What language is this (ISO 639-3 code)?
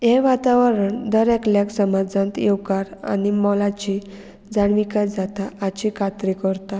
kok